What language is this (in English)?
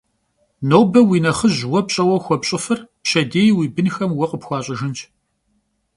Kabardian